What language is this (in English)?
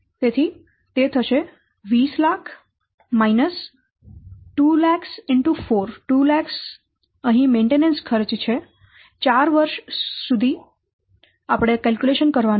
Gujarati